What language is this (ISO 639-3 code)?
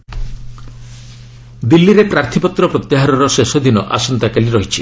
ori